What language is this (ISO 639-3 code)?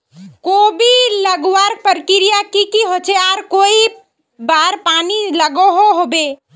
mag